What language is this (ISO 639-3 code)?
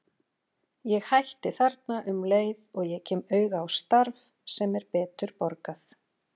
isl